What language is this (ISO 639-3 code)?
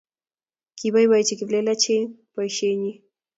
kln